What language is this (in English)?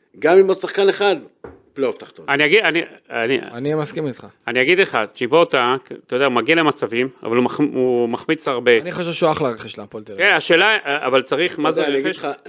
Hebrew